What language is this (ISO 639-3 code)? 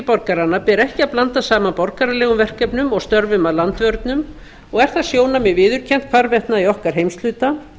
isl